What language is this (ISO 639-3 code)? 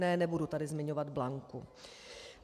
ces